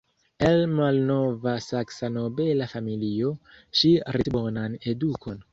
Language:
Esperanto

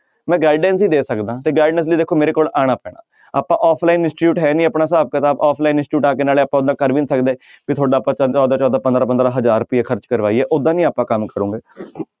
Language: Punjabi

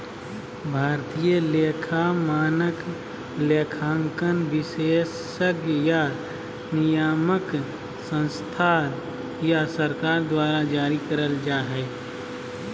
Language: Magahi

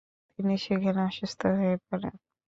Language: Bangla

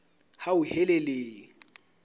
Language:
Southern Sotho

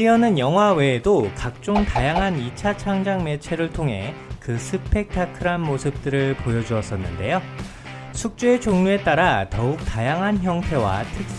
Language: Korean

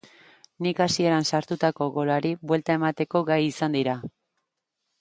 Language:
Basque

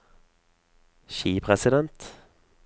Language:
Norwegian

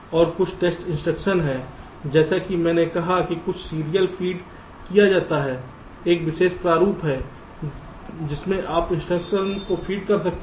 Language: Hindi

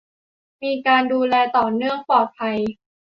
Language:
Thai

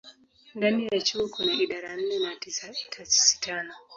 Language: Swahili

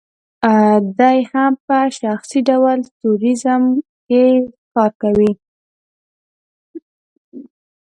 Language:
Pashto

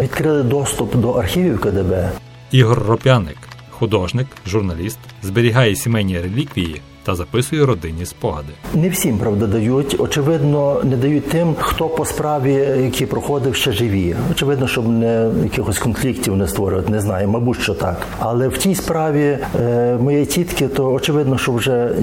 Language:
Ukrainian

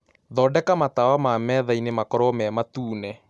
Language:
Kikuyu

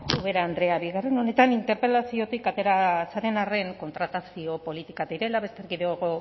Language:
Basque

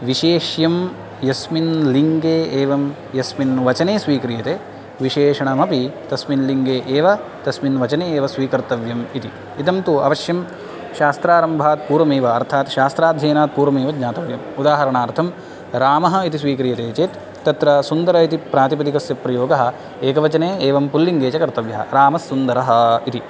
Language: Sanskrit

